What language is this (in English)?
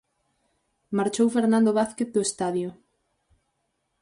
Galician